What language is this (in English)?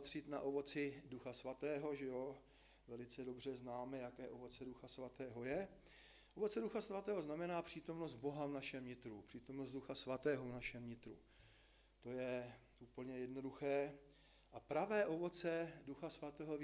Czech